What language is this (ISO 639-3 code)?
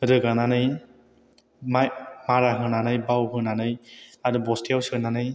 brx